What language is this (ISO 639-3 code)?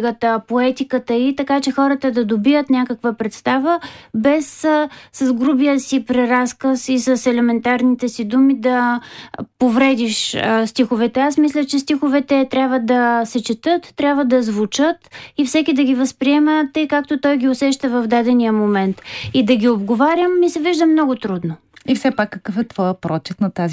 bul